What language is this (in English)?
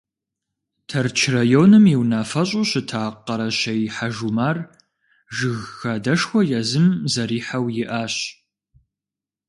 Kabardian